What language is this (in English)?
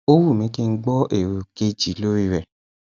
Yoruba